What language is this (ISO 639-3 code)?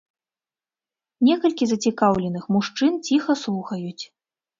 bel